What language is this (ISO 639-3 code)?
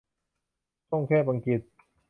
tha